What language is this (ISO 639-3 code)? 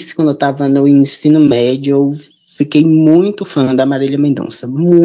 por